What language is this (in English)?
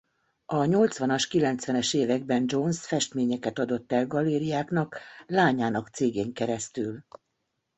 Hungarian